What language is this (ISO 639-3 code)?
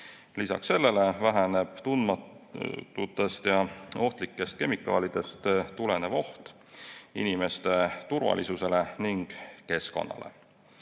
est